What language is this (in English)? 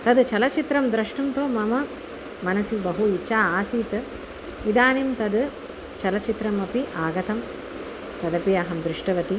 Sanskrit